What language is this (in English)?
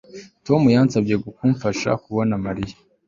Kinyarwanda